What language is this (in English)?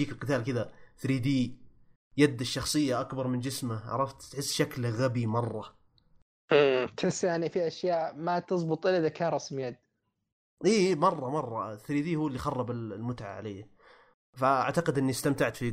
Arabic